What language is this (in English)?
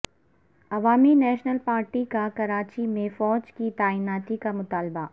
Urdu